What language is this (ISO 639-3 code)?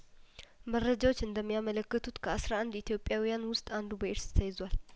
amh